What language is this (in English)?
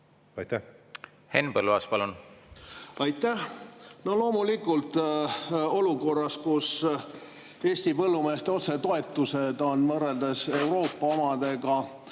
Estonian